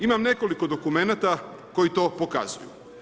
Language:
Croatian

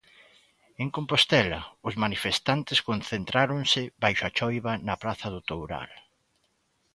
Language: Galician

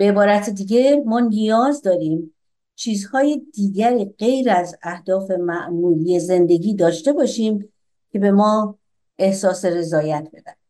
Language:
Persian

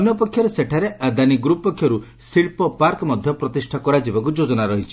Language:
Odia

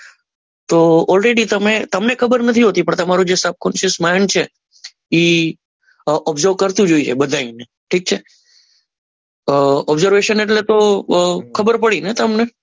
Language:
Gujarati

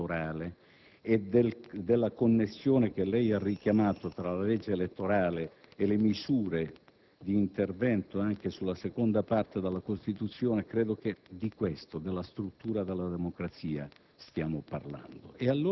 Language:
Italian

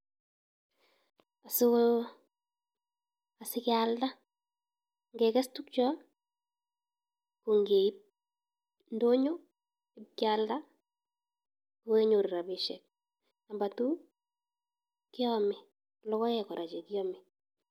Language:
Kalenjin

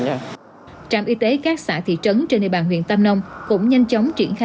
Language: Vietnamese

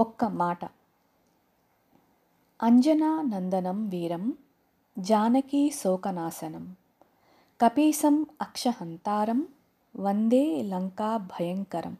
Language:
Telugu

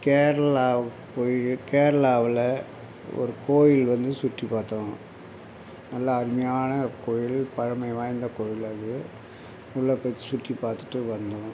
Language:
Tamil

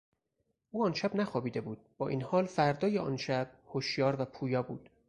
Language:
Persian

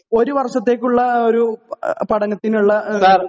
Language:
Malayalam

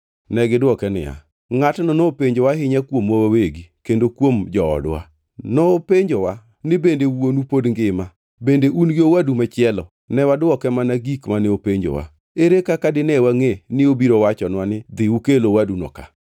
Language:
Luo (Kenya and Tanzania)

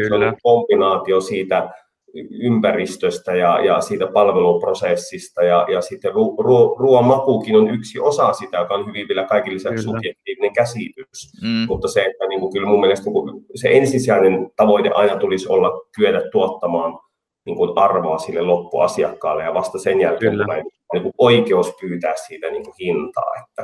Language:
Finnish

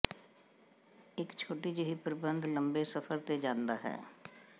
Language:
Punjabi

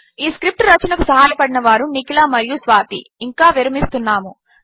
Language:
Telugu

